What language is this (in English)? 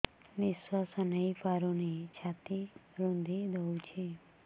Odia